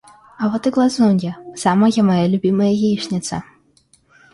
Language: Russian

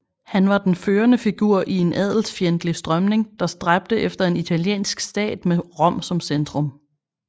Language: Danish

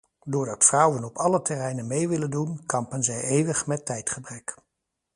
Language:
Dutch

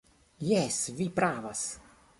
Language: Esperanto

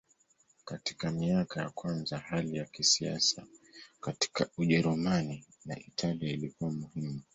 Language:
Swahili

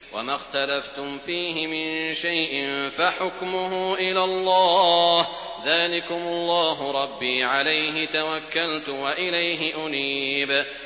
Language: Arabic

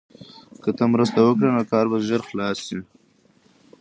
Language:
Pashto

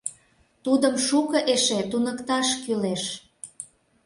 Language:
Mari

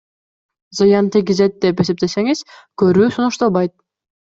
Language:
Kyrgyz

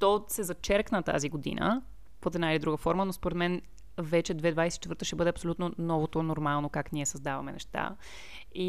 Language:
Bulgarian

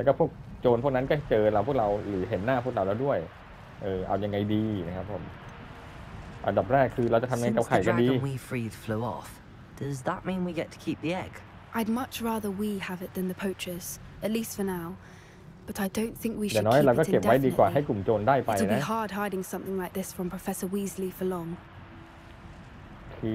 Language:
Thai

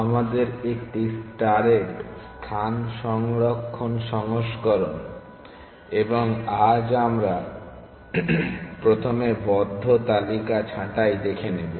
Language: Bangla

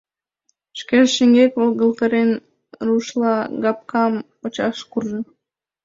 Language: Mari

